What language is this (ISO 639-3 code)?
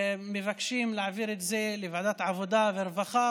heb